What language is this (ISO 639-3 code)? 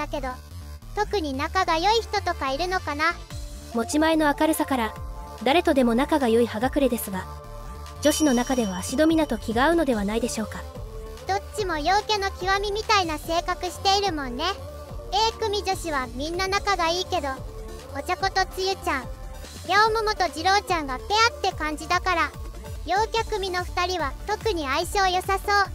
jpn